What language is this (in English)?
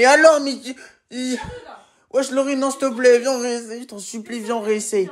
French